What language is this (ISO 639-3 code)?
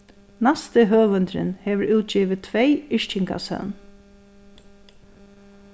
fao